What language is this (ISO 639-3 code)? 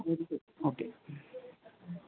mal